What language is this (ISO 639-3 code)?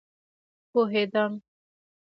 pus